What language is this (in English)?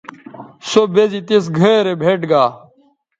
Bateri